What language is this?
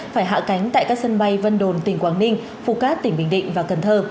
Vietnamese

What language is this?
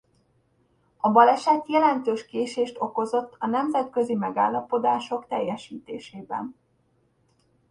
Hungarian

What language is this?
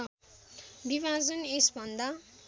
Nepali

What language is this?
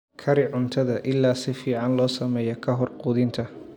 Somali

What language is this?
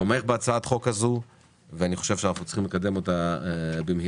Hebrew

